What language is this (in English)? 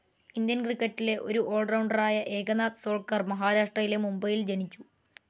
Malayalam